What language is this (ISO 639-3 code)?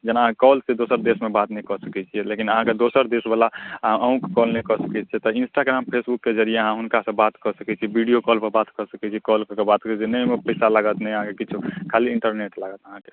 mai